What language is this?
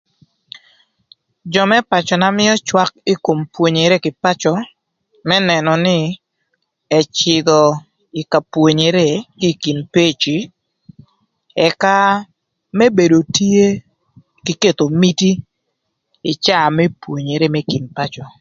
Thur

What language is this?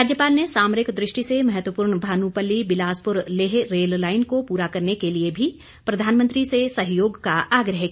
Hindi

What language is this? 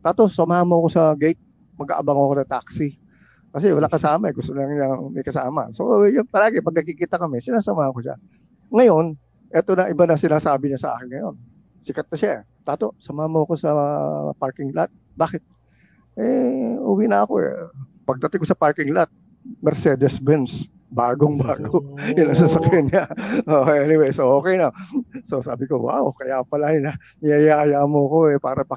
Filipino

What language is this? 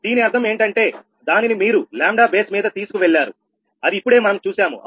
Telugu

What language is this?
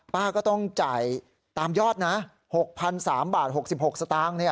Thai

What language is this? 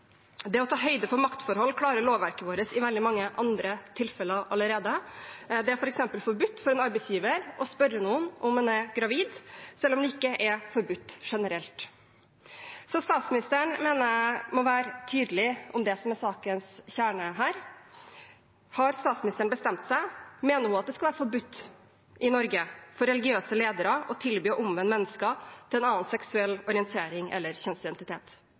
Norwegian Bokmål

